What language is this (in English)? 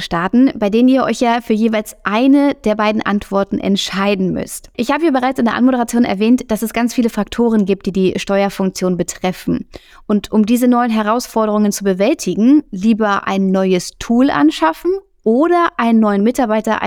German